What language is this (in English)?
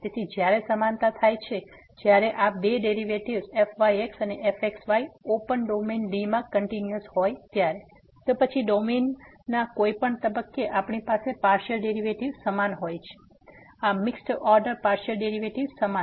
Gujarati